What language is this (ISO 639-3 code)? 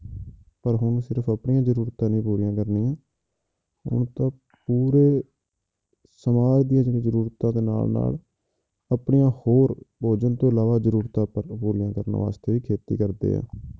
pan